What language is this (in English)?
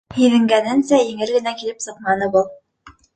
Bashkir